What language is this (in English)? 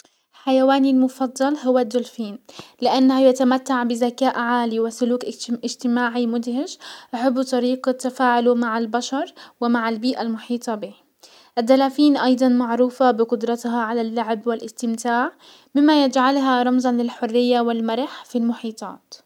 Hijazi Arabic